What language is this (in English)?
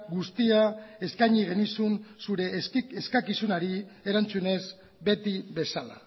Basque